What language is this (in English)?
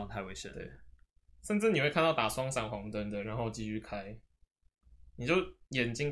Chinese